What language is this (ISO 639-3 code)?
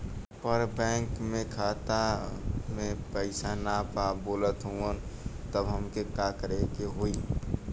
bho